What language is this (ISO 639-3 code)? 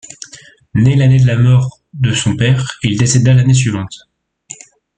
fra